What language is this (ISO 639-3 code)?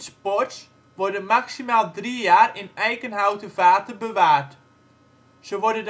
nld